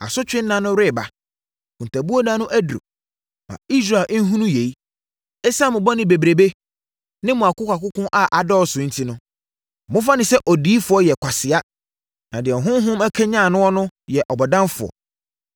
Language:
Akan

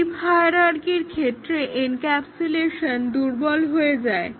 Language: Bangla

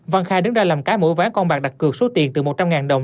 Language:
Vietnamese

